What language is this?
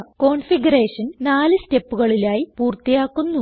Malayalam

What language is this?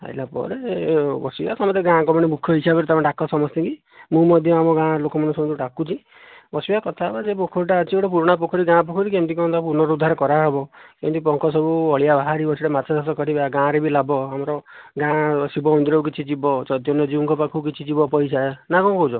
Odia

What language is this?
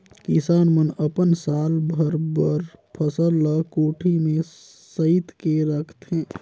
Chhattisgarhi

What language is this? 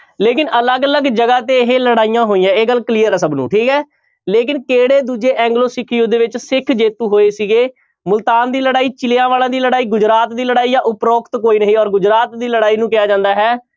Punjabi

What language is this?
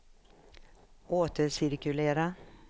Swedish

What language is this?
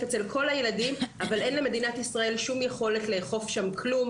Hebrew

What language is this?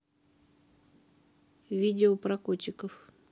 Russian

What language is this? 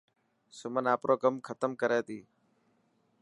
Dhatki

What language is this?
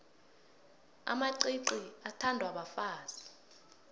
South Ndebele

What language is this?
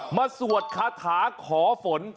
Thai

